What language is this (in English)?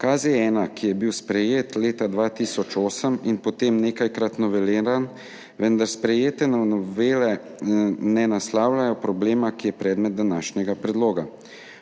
Slovenian